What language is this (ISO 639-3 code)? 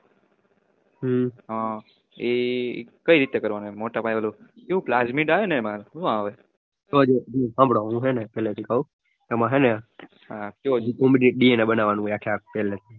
guj